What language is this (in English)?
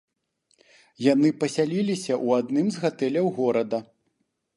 Belarusian